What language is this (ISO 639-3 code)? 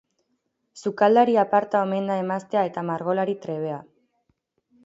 eus